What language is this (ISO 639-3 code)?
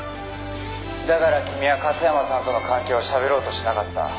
jpn